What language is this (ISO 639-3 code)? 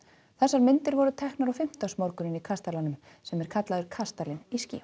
isl